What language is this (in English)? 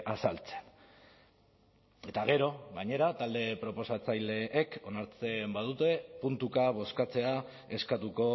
Basque